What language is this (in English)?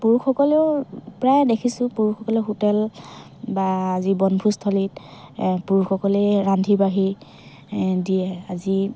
Assamese